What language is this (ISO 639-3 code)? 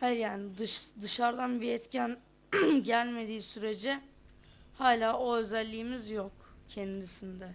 tur